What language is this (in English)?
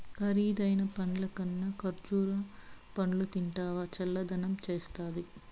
Telugu